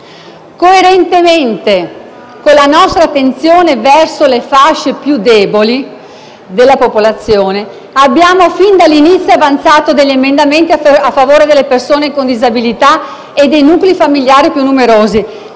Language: Italian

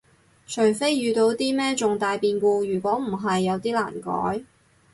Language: Cantonese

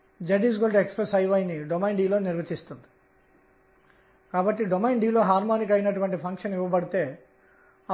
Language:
Telugu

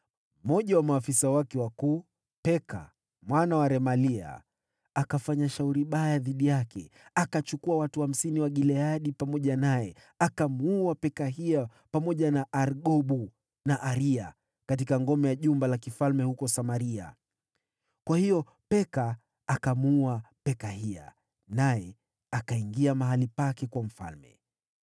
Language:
Swahili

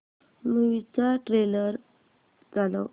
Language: Marathi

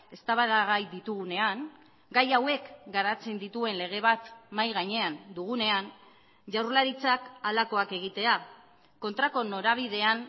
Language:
Basque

